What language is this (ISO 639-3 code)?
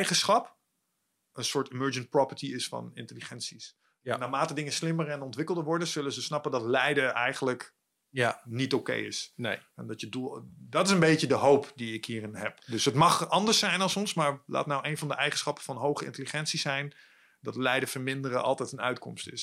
nld